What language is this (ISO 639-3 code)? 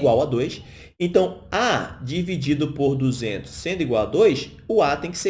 por